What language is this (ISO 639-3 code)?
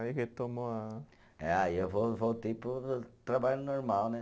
por